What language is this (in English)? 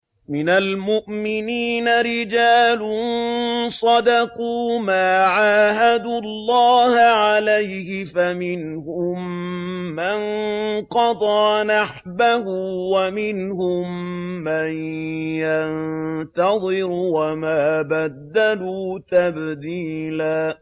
Arabic